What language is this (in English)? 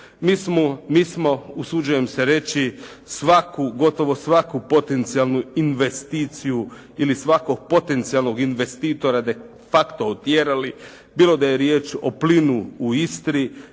Croatian